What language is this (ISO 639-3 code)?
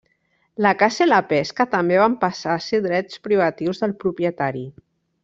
cat